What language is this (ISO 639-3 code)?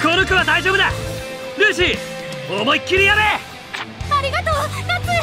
jpn